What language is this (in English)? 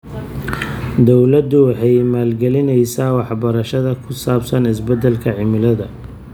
Somali